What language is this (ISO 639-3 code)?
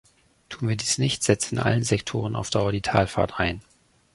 deu